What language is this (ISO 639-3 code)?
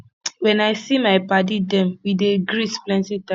pcm